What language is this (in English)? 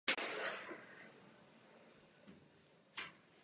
Czech